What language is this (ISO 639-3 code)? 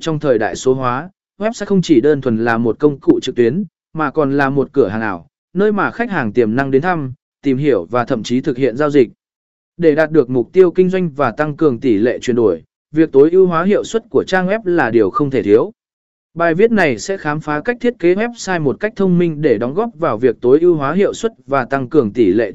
vie